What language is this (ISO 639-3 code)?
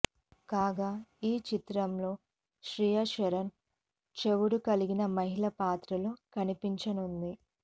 tel